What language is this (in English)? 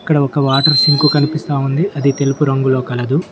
Telugu